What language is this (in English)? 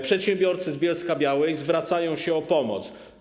Polish